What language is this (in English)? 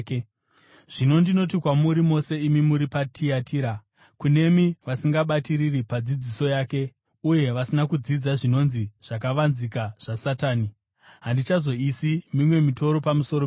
Shona